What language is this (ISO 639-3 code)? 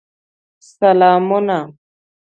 pus